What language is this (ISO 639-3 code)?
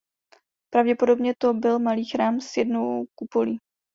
ces